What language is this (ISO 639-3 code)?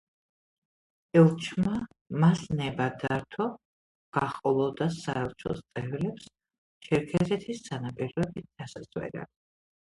kat